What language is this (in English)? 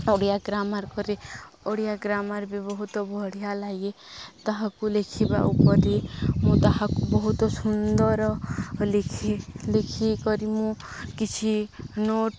Odia